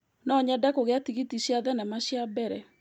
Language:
Kikuyu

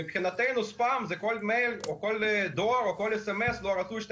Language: Hebrew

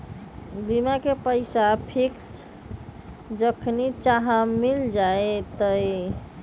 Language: Magahi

